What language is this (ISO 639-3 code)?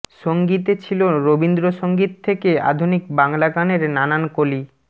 ben